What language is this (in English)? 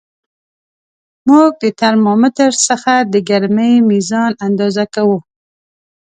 Pashto